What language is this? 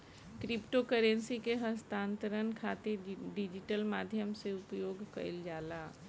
Bhojpuri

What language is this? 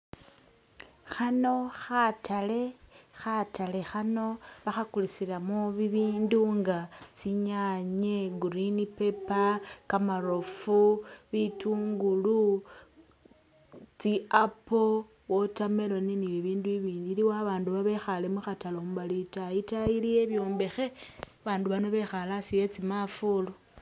Masaaba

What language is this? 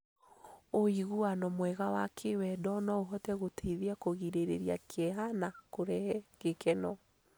Kikuyu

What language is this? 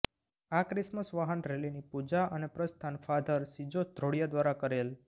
Gujarati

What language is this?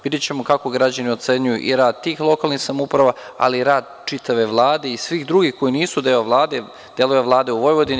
Serbian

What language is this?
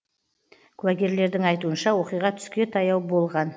Kazakh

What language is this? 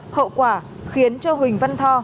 Vietnamese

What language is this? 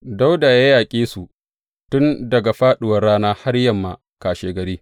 Hausa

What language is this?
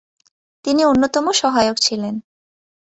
Bangla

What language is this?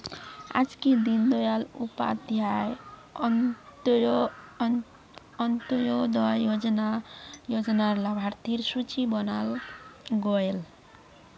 Magahi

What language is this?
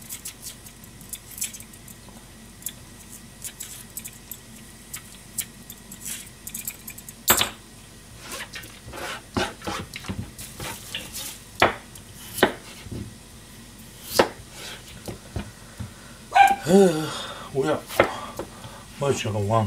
Japanese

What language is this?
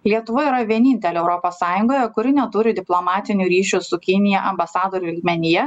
Lithuanian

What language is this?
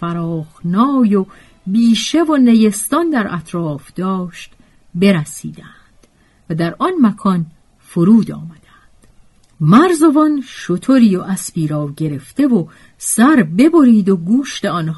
Persian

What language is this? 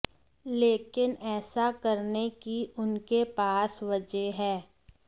Hindi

